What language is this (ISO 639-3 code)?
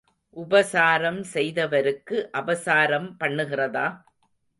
tam